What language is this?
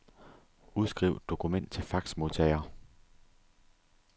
Danish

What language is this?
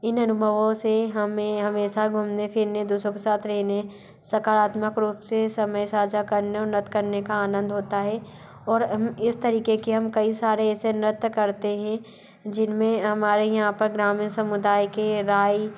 Hindi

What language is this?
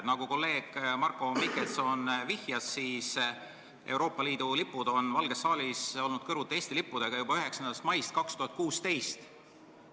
Estonian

